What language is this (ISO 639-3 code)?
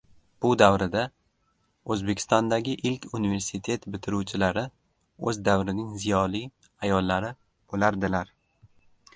uzb